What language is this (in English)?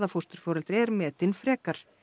Icelandic